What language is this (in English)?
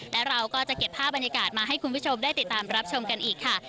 Thai